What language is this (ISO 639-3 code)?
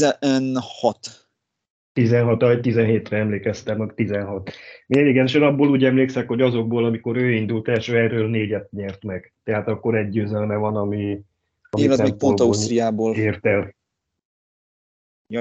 hun